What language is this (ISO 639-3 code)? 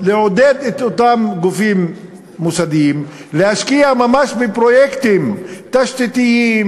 heb